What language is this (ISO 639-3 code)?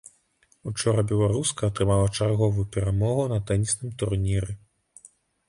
bel